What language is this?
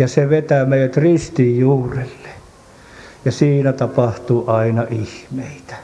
Finnish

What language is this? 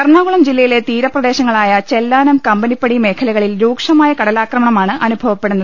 Malayalam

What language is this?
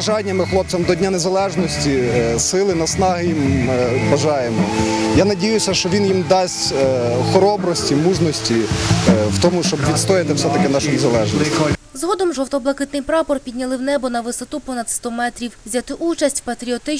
Ukrainian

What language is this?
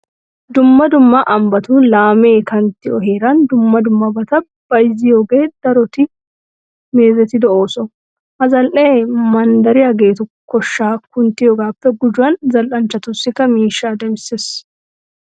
Wolaytta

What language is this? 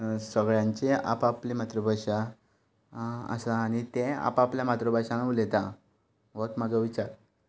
Konkani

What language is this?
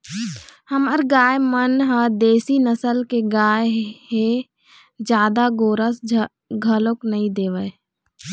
Chhattisgarhi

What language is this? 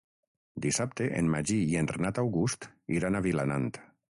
Catalan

